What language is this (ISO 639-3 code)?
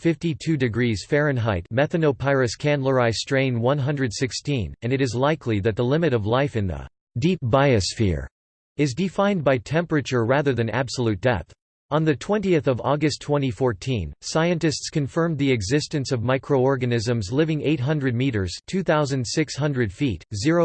eng